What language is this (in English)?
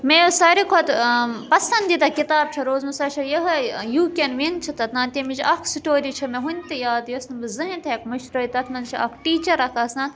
Kashmiri